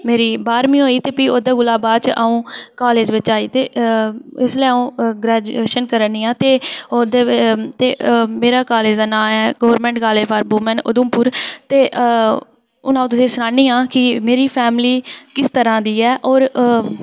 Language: Dogri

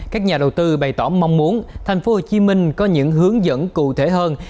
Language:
Vietnamese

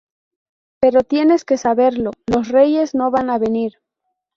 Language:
Spanish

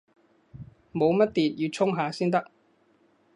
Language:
Cantonese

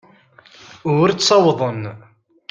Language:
Kabyle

